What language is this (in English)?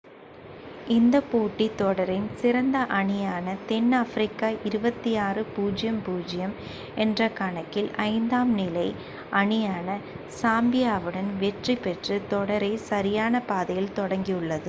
Tamil